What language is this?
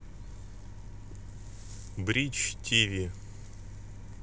Russian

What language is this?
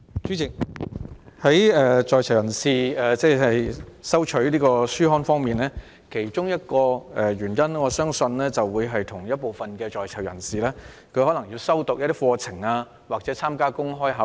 Cantonese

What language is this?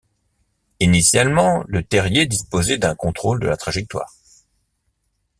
French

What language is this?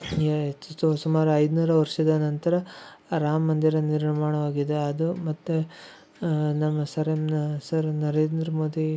Kannada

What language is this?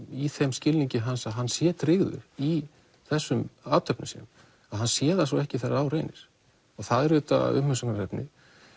Icelandic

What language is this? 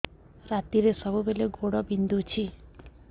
Odia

